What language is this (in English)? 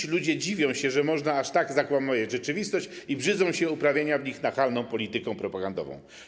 Polish